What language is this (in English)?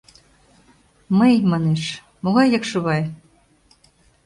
Mari